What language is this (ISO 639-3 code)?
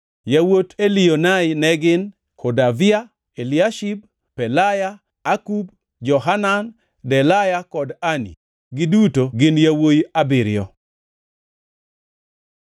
luo